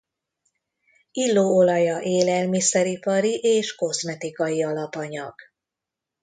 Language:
Hungarian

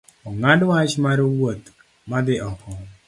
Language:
Luo (Kenya and Tanzania)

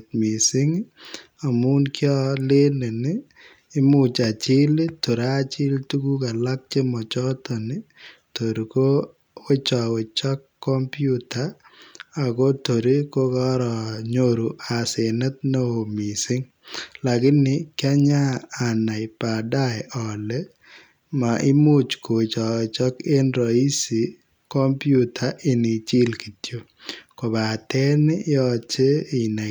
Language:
Kalenjin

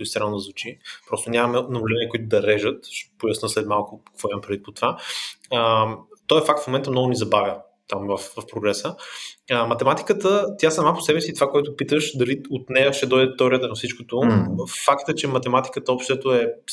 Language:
Bulgarian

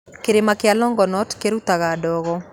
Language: Kikuyu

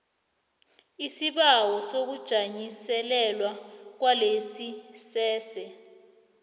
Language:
South Ndebele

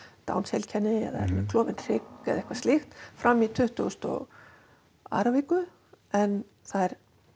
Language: Icelandic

